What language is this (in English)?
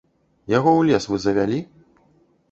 Belarusian